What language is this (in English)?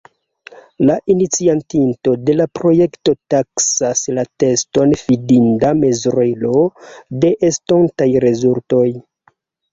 Esperanto